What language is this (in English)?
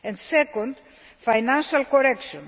English